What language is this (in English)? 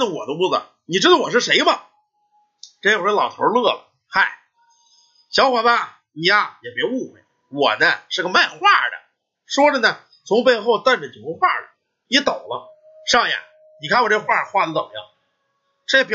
Chinese